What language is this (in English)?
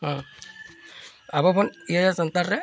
Santali